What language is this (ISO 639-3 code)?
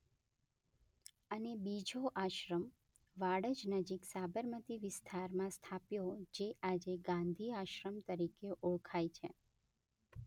guj